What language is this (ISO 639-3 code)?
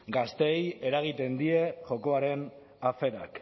eus